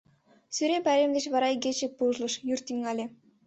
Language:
Mari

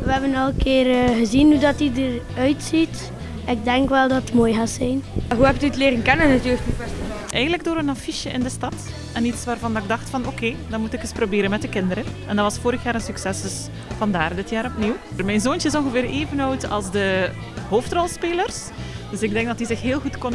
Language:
Dutch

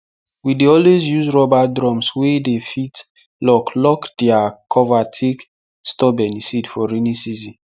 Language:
Nigerian Pidgin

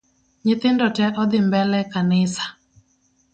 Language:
Luo (Kenya and Tanzania)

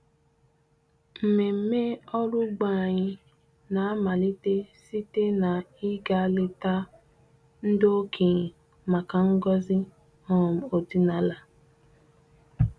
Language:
Igbo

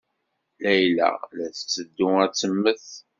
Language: Kabyle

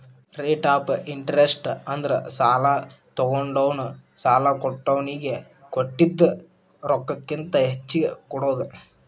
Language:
Kannada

